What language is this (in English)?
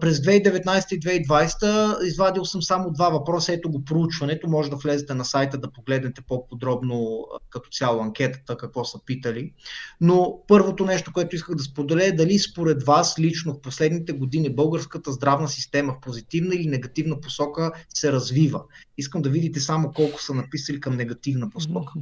Bulgarian